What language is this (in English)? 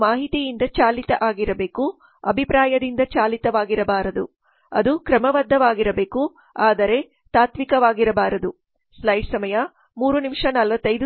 Kannada